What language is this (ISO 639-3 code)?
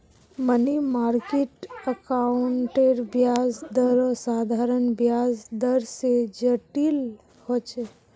mag